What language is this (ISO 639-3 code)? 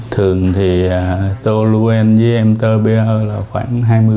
vie